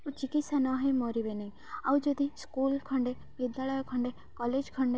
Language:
Odia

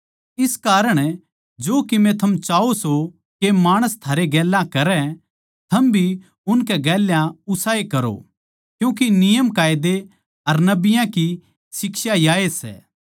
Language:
Haryanvi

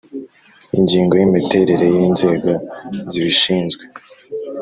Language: Kinyarwanda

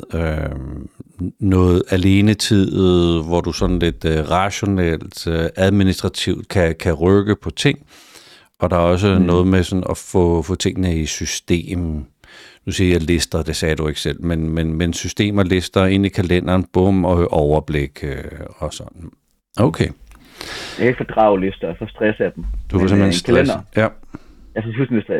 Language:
Danish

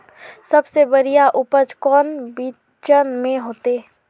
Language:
Magahi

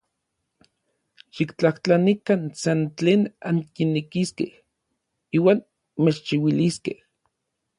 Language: Orizaba Nahuatl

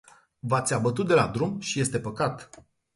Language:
Romanian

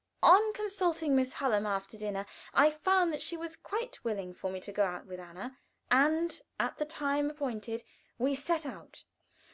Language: English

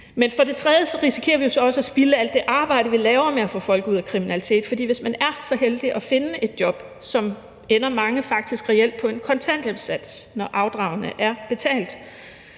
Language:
Danish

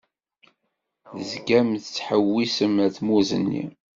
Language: Kabyle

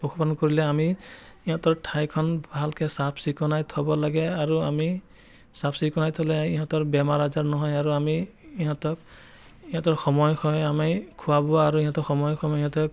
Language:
Assamese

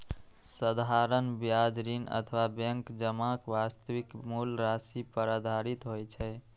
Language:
Maithili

